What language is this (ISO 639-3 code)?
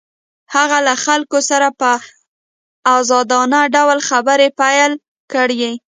pus